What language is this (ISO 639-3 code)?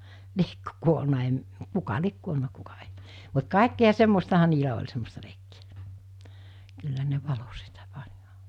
fin